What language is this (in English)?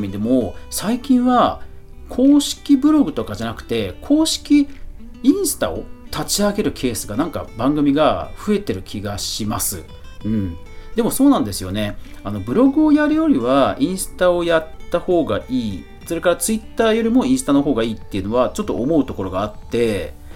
Japanese